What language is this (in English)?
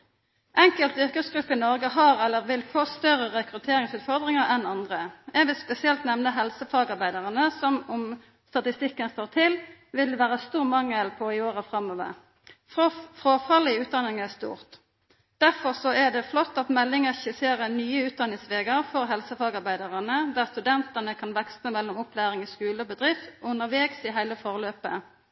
Norwegian Nynorsk